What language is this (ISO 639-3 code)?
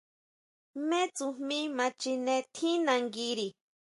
mau